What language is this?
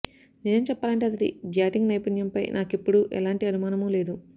Telugu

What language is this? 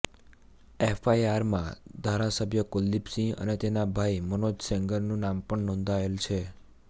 Gujarati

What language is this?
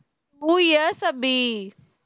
Tamil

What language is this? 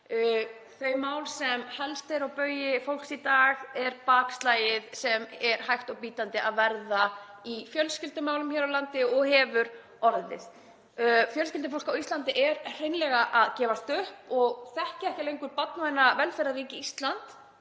Icelandic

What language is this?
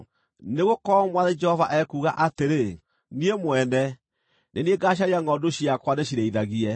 Kikuyu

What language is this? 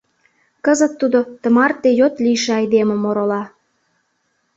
Mari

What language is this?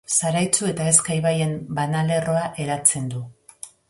Basque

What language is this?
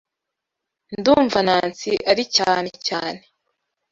Kinyarwanda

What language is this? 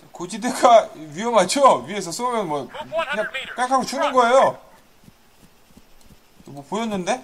Korean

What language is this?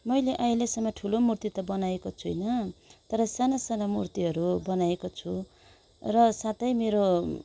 Nepali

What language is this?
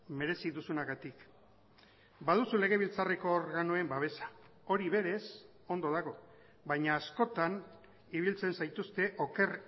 Basque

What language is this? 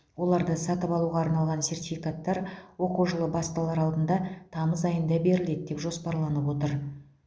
Kazakh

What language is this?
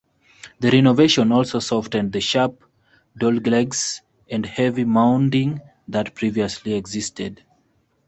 English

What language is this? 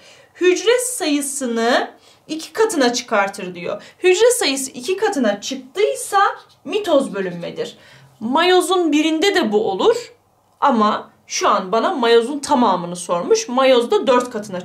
Turkish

